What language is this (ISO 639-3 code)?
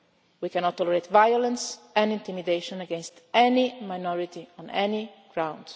eng